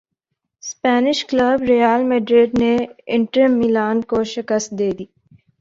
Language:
Urdu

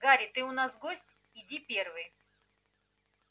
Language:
Russian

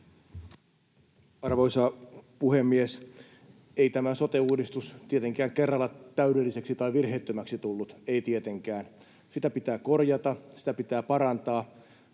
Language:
Finnish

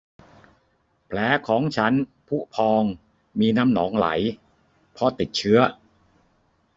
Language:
Thai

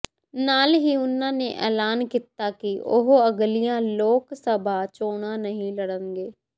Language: Punjabi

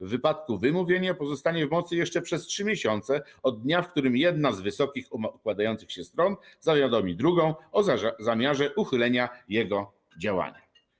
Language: Polish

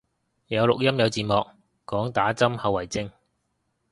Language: Cantonese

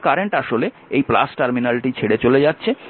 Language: Bangla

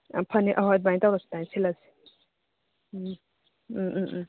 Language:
Manipuri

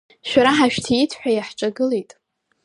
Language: Abkhazian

